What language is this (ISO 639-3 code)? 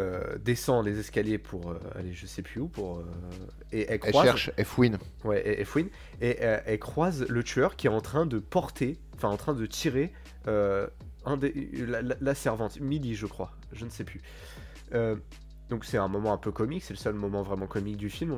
fra